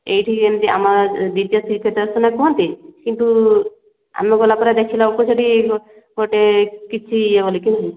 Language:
Odia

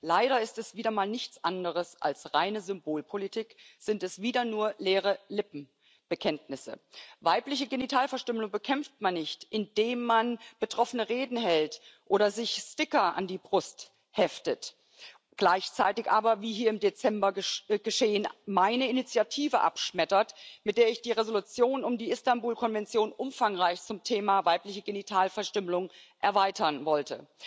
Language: German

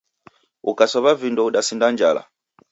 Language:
Taita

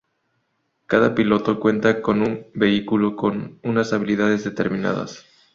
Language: Spanish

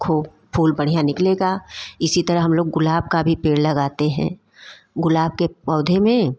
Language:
Hindi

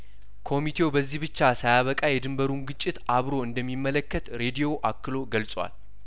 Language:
Amharic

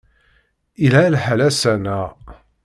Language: Kabyle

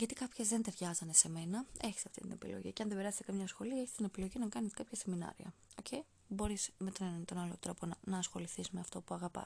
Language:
Greek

